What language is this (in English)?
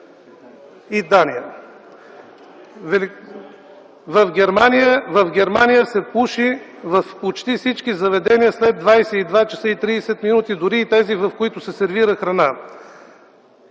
Bulgarian